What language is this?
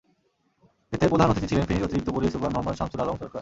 Bangla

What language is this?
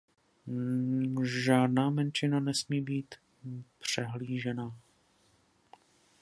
Czech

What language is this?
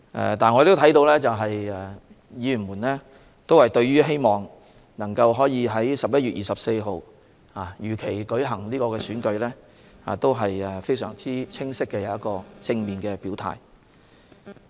Cantonese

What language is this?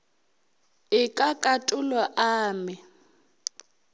Northern Sotho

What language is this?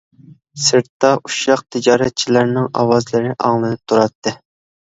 Uyghur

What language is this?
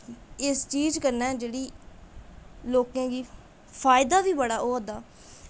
Dogri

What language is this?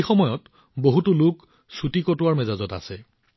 Assamese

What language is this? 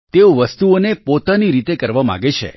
Gujarati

